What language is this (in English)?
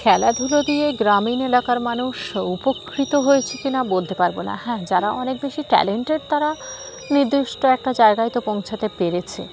Bangla